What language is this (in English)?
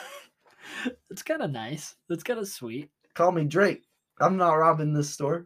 English